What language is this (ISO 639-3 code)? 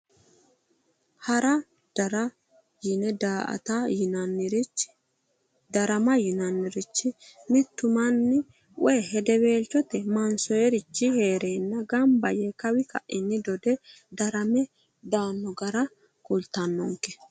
sid